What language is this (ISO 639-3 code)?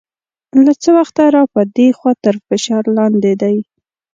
pus